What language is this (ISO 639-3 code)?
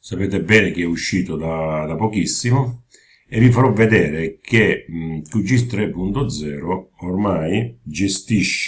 ita